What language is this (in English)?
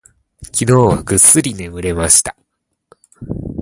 Japanese